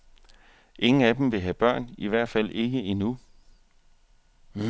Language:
Danish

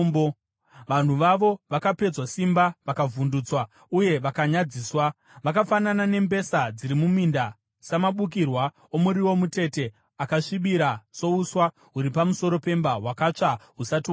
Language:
Shona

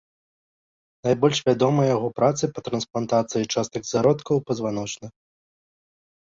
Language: Belarusian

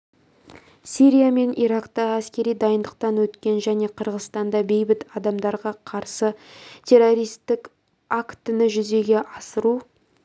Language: Kazakh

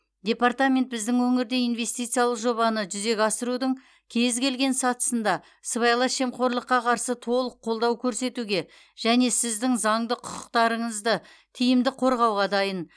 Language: Kazakh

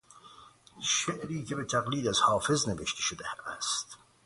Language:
Persian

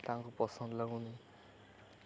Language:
Odia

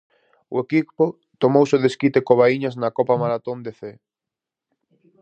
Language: Galician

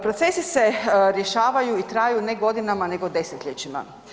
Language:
Croatian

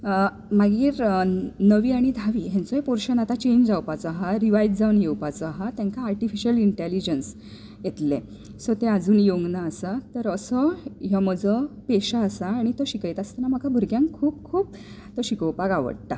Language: Konkani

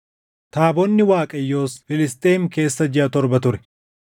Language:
Oromo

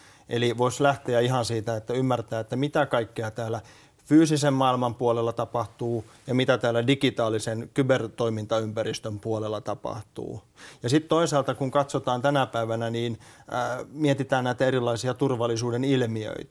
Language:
Finnish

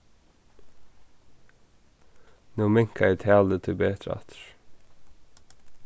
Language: Faroese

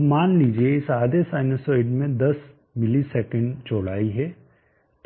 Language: Hindi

